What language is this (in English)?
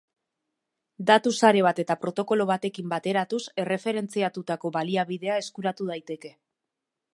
Basque